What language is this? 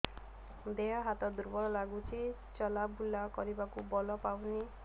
Odia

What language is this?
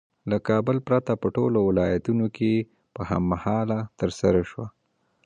Pashto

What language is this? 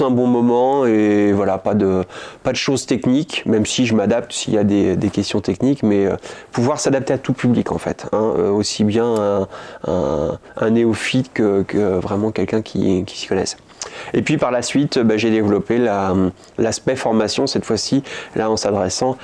French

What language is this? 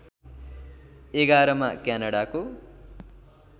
Nepali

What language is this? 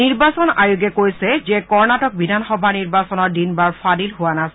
Assamese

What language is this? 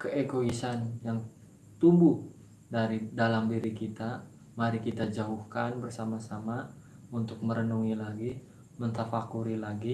Indonesian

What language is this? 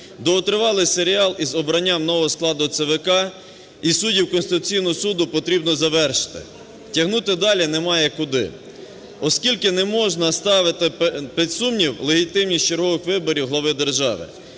Ukrainian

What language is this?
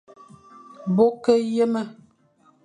Fang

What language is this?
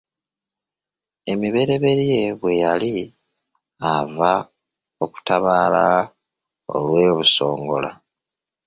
Ganda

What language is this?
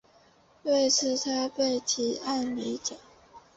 Chinese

